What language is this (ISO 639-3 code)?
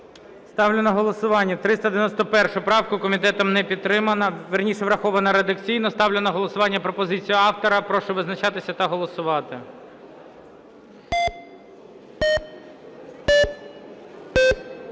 ukr